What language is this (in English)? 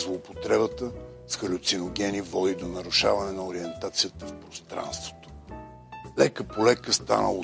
Bulgarian